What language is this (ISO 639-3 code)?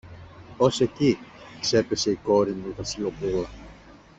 ell